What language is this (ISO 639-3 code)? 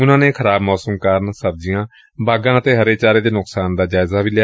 pan